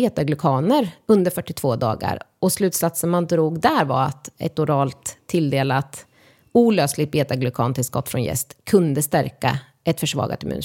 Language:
Swedish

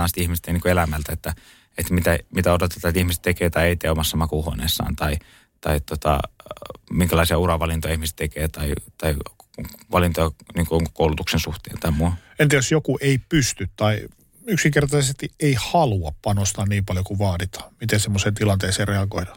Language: Finnish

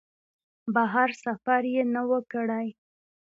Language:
Pashto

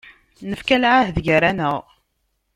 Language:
Kabyle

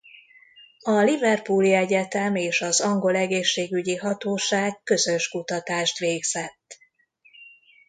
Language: Hungarian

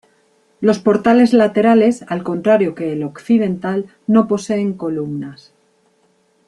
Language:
Spanish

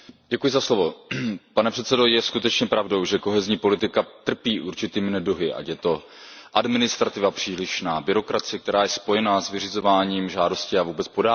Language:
Czech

